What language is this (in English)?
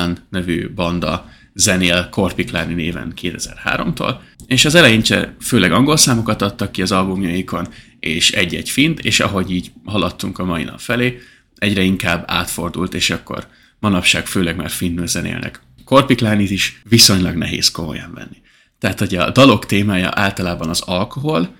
Hungarian